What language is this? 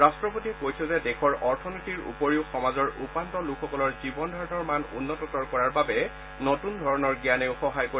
Assamese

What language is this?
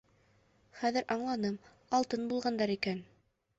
Bashkir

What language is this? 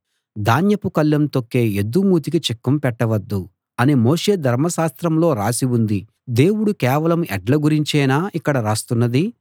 Telugu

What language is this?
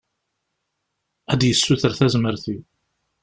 Kabyle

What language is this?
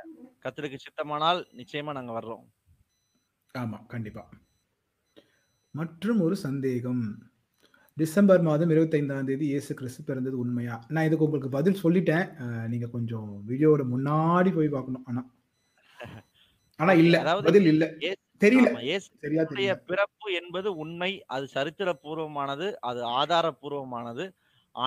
Tamil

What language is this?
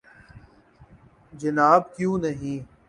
Urdu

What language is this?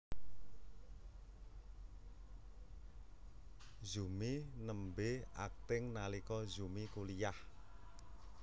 Javanese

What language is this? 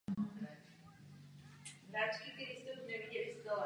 Czech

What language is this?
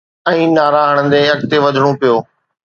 Sindhi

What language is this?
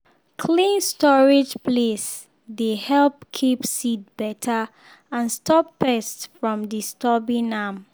Nigerian Pidgin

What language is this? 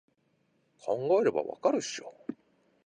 Japanese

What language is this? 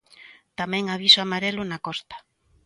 Galician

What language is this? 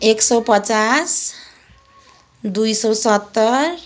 Nepali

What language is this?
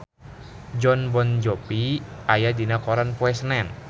Sundanese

